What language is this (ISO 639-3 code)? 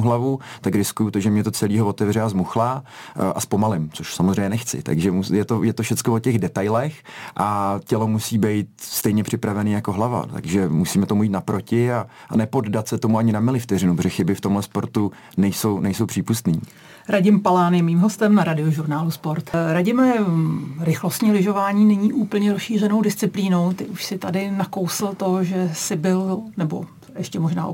ces